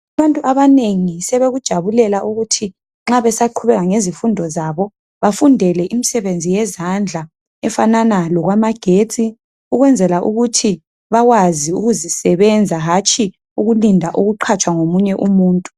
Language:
North Ndebele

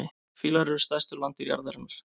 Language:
Icelandic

